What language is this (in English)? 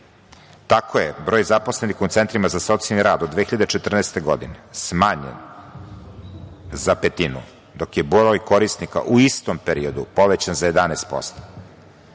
Serbian